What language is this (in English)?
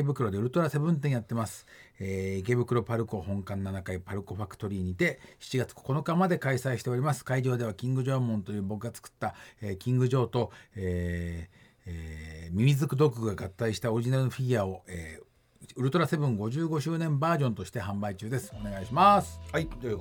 Japanese